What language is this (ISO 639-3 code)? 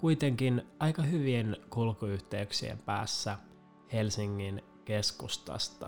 fin